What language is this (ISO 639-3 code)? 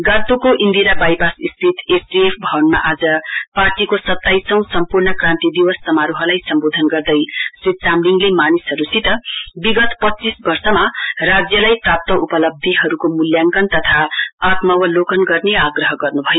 nep